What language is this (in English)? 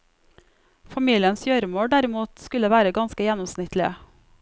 Norwegian